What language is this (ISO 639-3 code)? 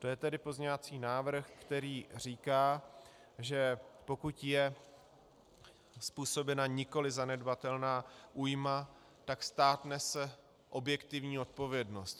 ces